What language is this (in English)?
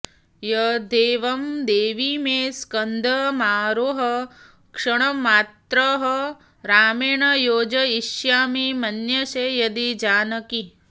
Sanskrit